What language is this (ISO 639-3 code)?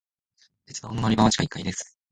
jpn